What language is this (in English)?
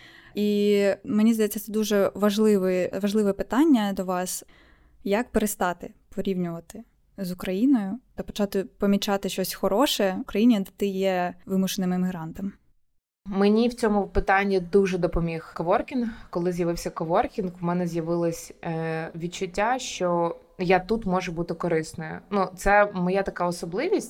Ukrainian